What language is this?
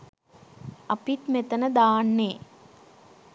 Sinhala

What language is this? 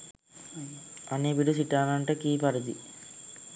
Sinhala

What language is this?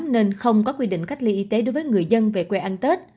Vietnamese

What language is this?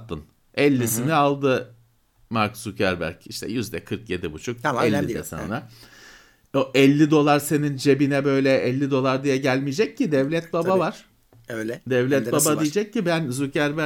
Turkish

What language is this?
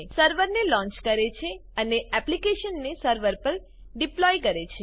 Gujarati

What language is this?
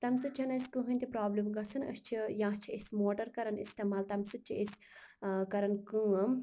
Kashmiri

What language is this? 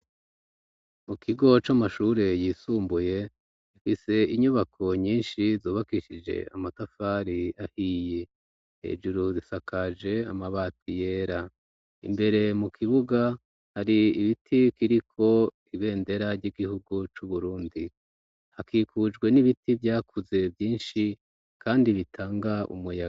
Rundi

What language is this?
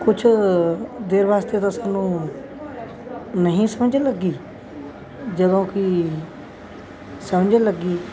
Punjabi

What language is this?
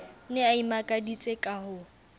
Southern Sotho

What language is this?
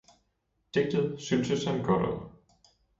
Danish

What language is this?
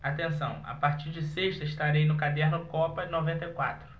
Portuguese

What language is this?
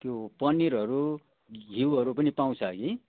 Nepali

